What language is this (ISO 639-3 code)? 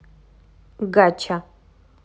rus